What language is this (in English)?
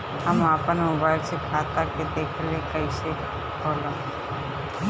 Bhojpuri